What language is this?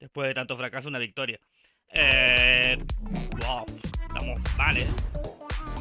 Spanish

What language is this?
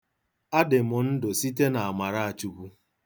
Igbo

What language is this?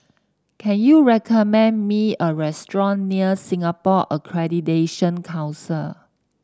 English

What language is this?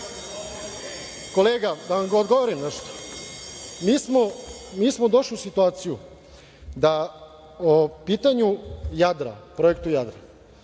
Serbian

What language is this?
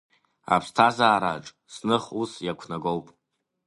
Abkhazian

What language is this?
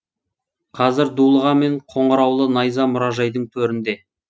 Kazakh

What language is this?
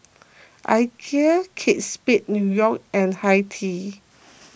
English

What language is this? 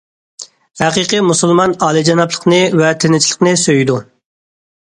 Uyghur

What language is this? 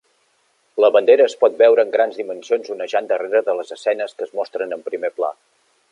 Catalan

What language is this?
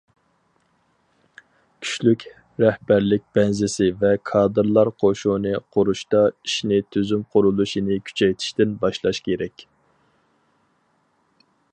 Uyghur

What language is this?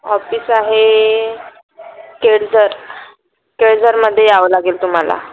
Marathi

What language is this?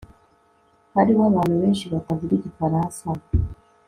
Kinyarwanda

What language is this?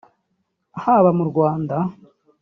Kinyarwanda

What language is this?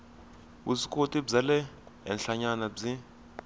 Tsonga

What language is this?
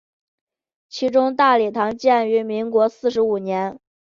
Chinese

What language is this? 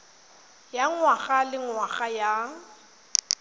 Tswana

